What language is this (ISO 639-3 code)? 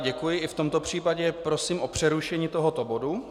ces